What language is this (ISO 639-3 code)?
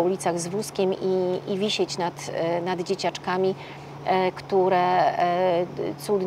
pol